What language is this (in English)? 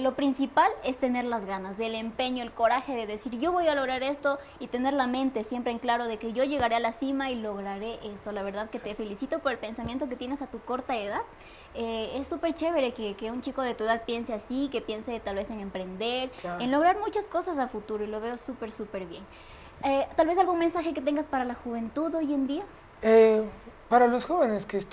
Spanish